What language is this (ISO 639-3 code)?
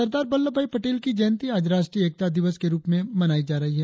hin